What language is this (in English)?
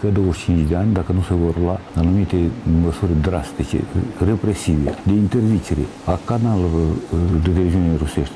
Romanian